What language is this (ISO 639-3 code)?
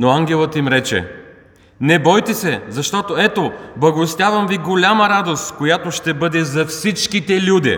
bul